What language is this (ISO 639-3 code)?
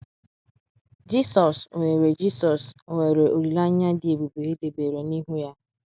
ibo